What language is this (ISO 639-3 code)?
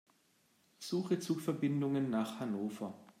deu